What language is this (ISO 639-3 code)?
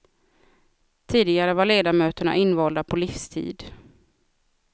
swe